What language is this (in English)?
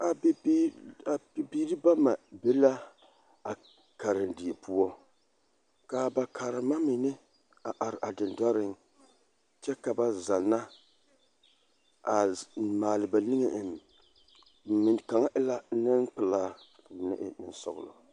Southern Dagaare